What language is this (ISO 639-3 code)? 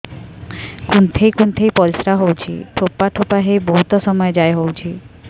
ori